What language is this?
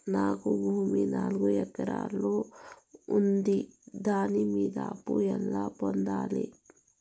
Telugu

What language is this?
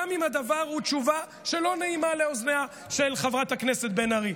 Hebrew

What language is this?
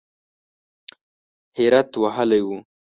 Pashto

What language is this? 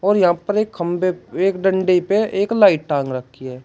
Hindi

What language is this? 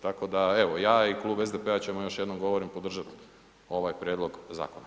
Croatian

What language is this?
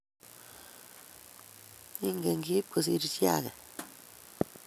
Kalenjin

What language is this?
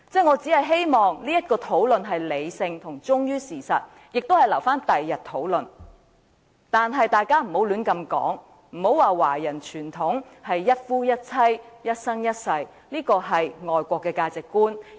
Cantonese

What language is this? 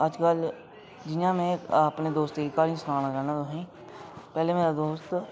Dogri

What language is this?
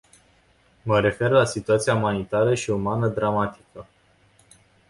Romanian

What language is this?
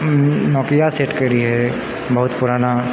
Maithili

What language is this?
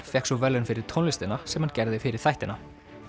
Icelandic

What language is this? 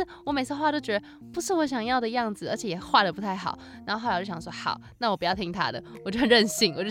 Chinese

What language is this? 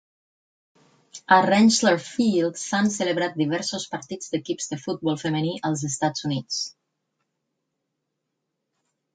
Catalan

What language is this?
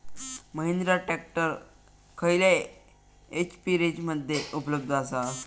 Marathi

